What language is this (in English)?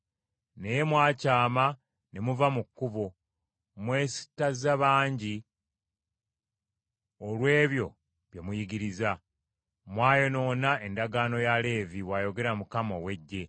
Ganda